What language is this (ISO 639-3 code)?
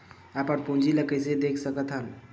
hne